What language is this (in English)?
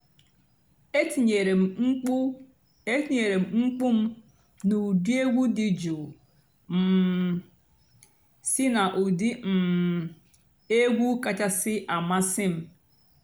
Igbo